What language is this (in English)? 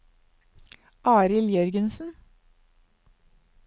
Norwegian